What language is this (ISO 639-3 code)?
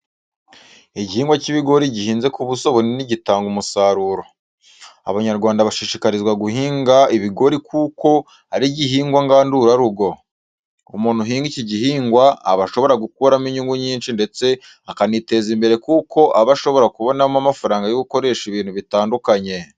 kin